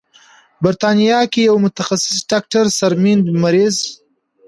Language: Pashto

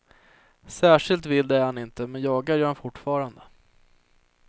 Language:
Swedish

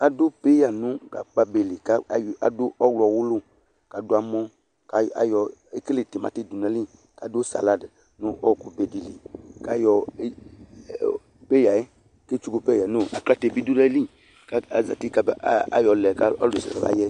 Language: Ikposo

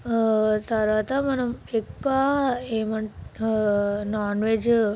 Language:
Telugu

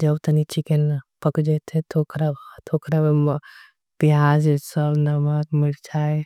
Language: Angika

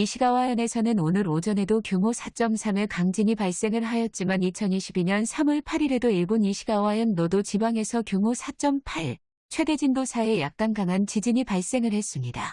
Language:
Korean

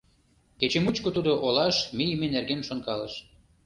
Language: Mari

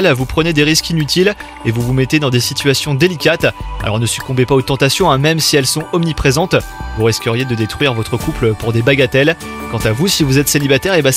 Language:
French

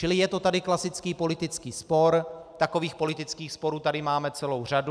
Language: Czech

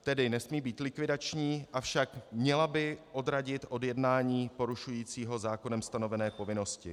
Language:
Czech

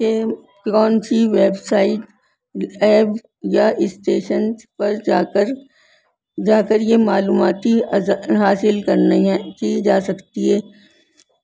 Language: Urdu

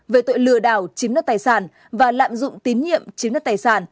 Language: Vietnamese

